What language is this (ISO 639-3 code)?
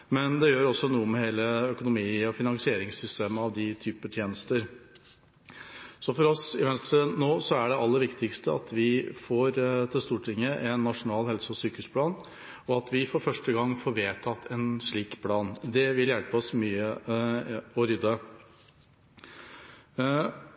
nob